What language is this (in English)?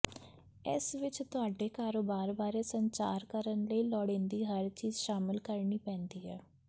Punjabi